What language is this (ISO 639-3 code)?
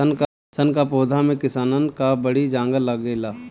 bho